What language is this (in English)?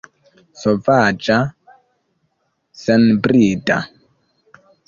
Esperanto